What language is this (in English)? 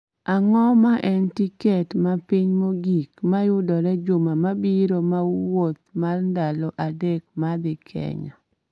Luo (Kenya and Tanzania)